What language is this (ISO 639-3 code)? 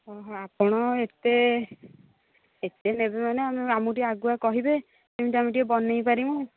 ori